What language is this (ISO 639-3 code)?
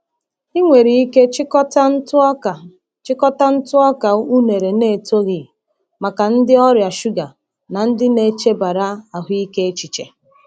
ibo